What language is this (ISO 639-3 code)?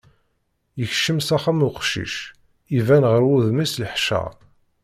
kab